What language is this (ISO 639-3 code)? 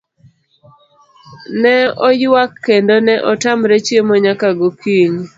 luo